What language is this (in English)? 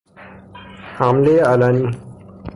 Persian